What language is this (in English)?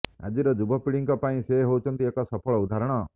Odia